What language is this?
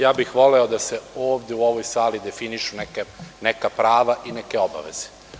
Serbian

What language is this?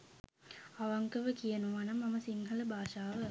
Sinhala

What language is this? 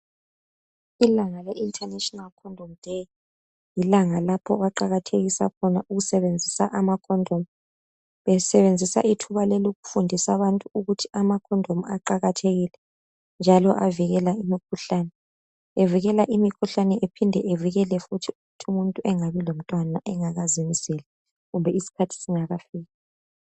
North Ndebele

